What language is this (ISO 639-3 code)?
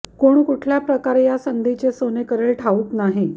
mar